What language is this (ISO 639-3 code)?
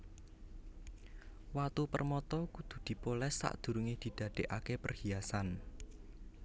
jav